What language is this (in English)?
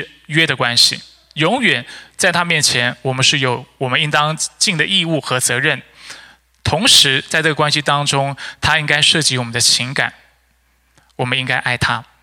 Chinese